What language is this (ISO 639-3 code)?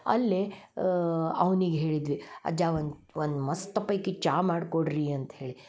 kan